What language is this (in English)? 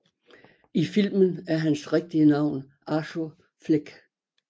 Danish